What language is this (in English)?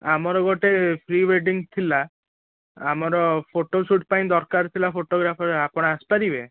Odia